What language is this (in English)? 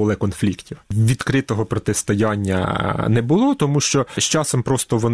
Ukrainian